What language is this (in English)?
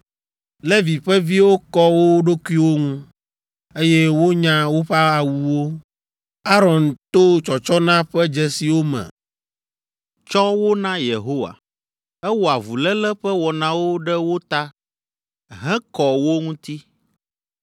Ewe